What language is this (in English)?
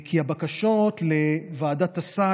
Hebrew